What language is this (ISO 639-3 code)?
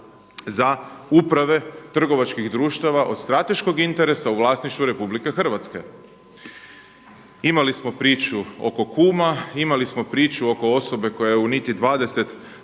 hrv